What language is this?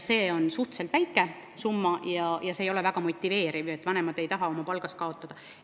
Estonian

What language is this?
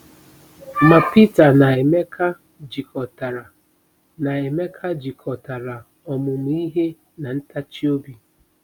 Igbo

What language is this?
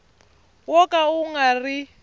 Tsonga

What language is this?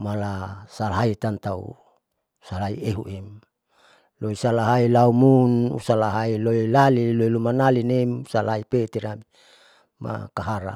Saleman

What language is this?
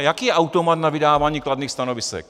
Czech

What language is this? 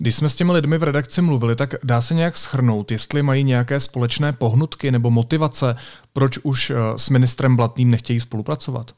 Czech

